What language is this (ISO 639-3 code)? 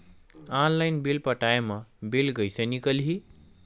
hne